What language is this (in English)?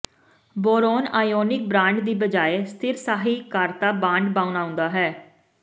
Punjabi